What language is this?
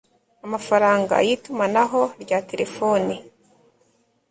Kinyarwanda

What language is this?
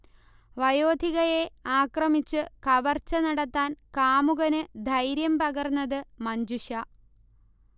Malayalam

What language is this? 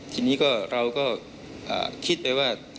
Thai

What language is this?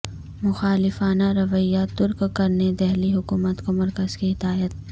Urdu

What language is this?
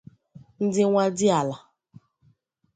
Igbo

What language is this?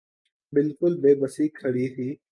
Urdu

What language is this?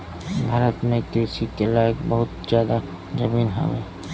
Bhojpuri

